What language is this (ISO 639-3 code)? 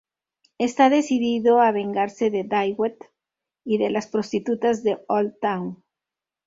spa